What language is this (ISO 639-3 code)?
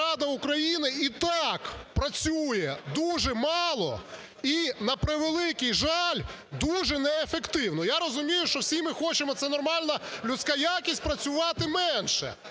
ukr